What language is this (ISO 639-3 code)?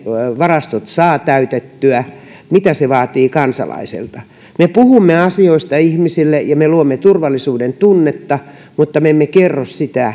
fin